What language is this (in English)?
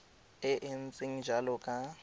Tswana